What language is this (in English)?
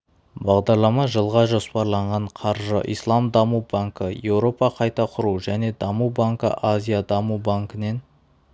Kazakh